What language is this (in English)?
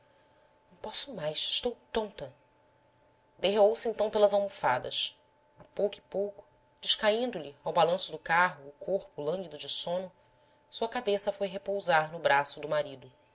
Portuguese